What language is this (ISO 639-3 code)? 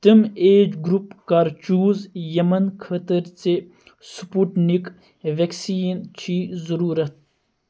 kas